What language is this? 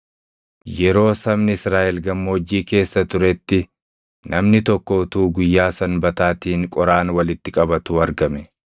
Oromo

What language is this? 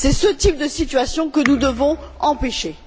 French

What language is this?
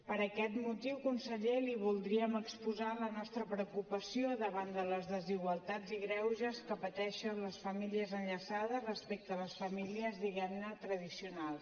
Catalan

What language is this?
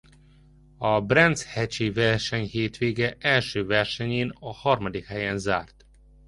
Hungarian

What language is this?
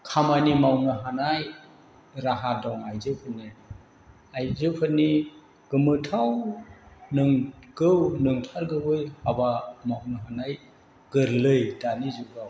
Bodo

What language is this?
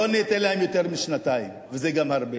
Hebrew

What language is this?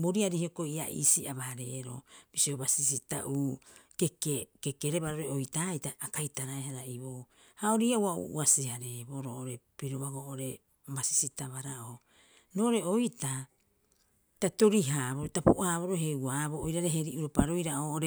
Rapoisi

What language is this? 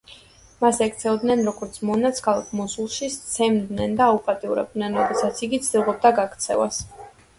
Georgian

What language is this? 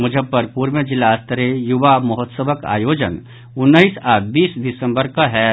Maithili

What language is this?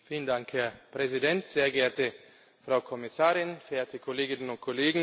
German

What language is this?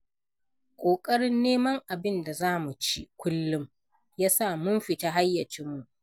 Hausa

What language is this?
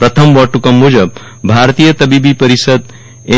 Gujarati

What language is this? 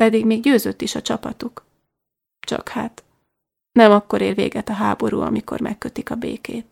Hungarian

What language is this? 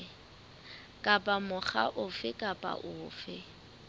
Southern Sotho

